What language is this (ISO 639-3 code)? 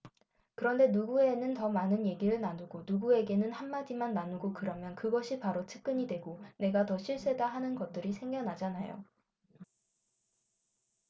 kor